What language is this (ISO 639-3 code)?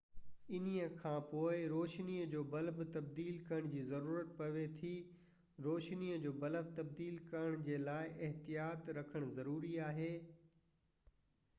snd